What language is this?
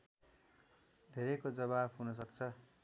Nepali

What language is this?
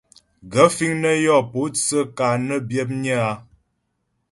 Ghomala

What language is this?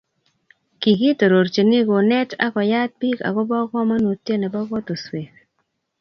Kalenjin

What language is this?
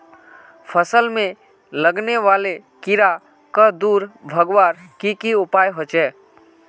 Magahi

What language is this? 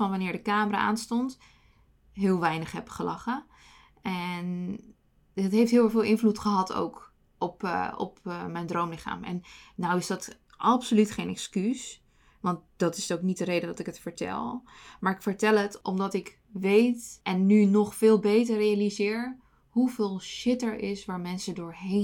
Dutch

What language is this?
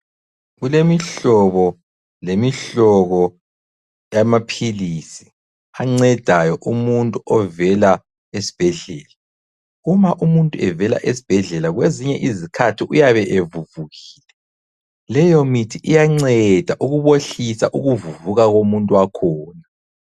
North Ndebele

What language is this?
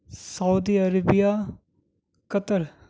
Urdu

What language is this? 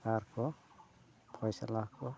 Santali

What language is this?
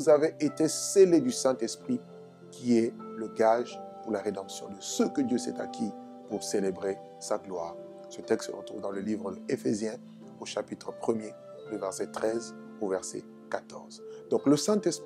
French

